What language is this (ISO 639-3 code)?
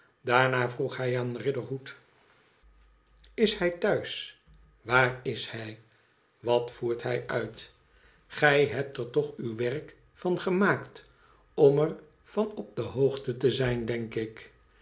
nld